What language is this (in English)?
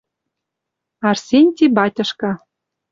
Western Mari